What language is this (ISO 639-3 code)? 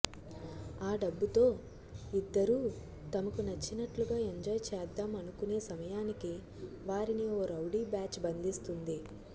tel